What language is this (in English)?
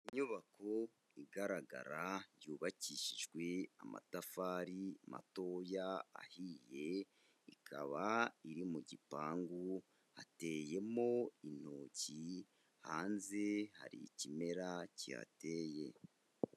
Kinyarwanda